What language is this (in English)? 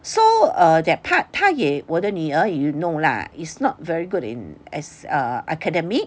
English